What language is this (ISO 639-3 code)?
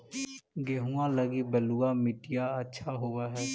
mag